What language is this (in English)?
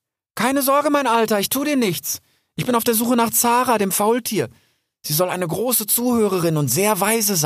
German